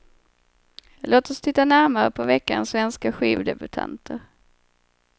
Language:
Swedish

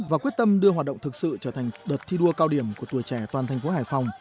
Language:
Vietnamese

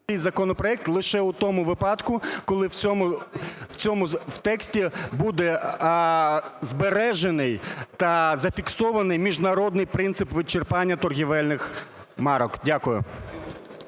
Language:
Ukrainian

